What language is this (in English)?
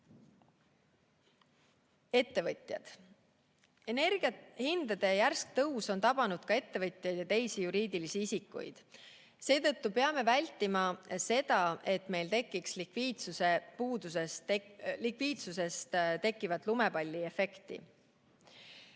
Estonian